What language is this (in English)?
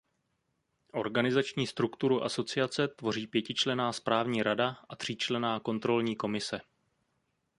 Czech